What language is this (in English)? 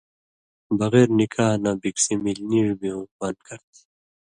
Indus Kohistani